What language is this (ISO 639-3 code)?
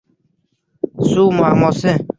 uzb